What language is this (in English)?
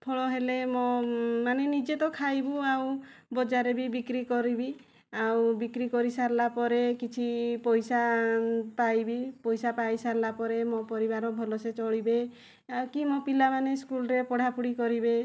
Odia